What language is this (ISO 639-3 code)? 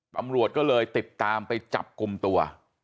tha